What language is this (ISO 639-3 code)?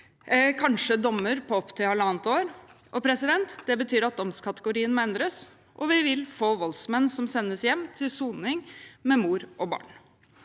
nor